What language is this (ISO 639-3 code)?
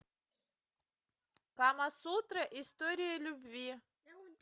rus